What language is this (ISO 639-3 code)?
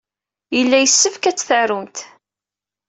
kab